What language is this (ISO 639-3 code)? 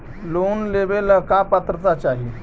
mag